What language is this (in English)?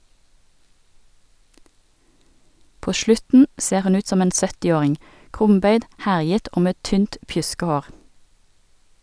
Norwegian